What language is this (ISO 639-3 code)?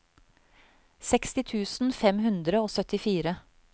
nor